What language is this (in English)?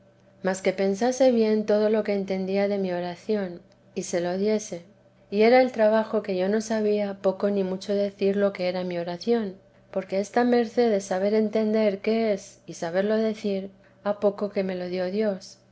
Spanish